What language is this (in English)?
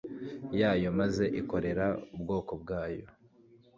Kinyarwanda